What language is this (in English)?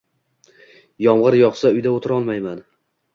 Uzbek